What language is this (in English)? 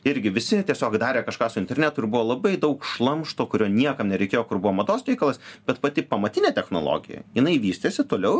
Lithuanian